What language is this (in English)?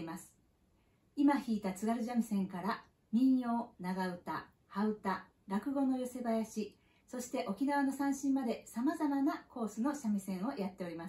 Japanese